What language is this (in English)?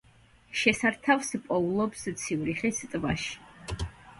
Georgian